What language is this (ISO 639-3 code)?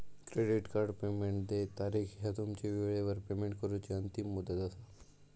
mar